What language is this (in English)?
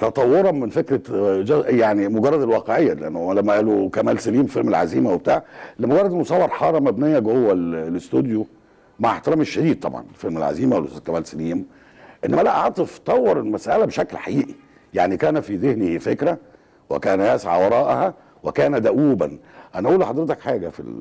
Arabic